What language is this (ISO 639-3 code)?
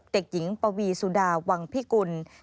tha